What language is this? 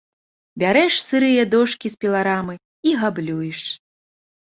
Belarusian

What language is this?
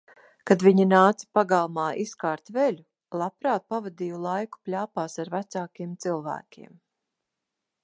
Latvian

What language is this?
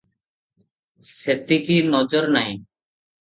Odia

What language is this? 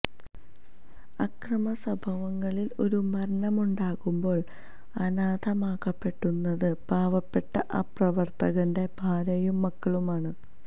Malayalam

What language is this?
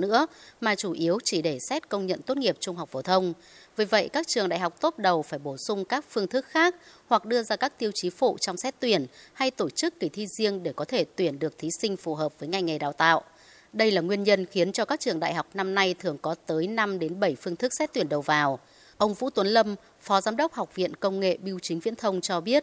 Vietnamese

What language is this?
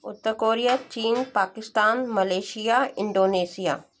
Hindi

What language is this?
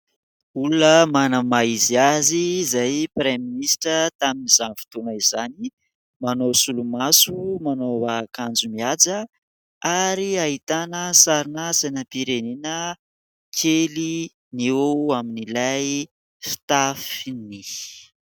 Malagasy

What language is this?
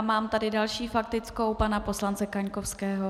Czech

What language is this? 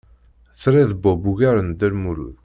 Kabyle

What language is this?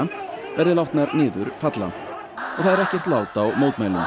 Icelandic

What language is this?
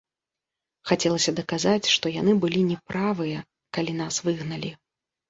Belarusian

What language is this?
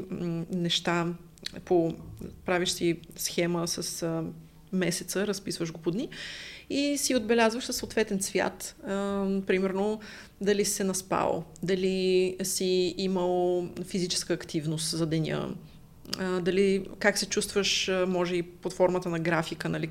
Bulgarian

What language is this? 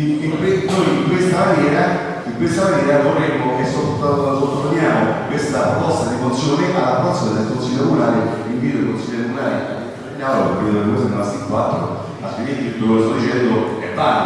Italian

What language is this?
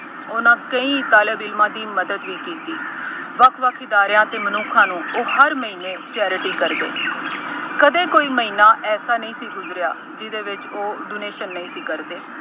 Punjabi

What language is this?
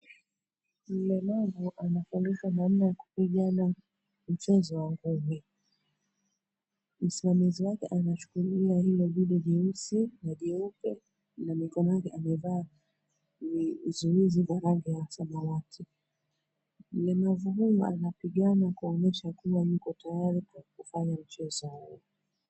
Swahili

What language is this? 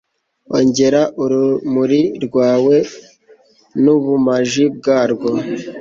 Kinyarwanda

